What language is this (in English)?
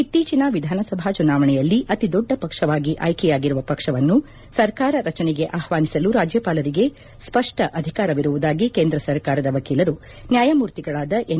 Kannada